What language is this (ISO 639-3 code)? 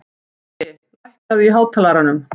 isl